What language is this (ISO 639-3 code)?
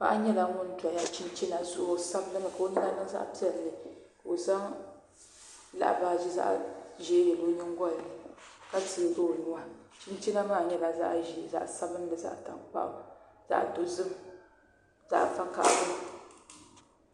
dag